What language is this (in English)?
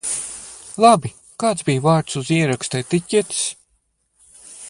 Latvian